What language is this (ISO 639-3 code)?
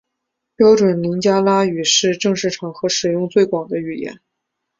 zho